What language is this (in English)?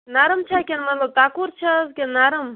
Kashmiri